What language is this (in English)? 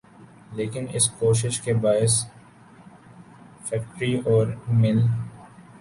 Urdu